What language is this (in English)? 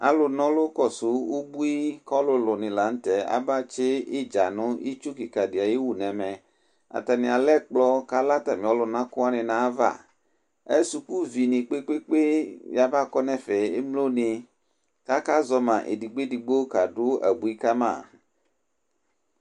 Ikposo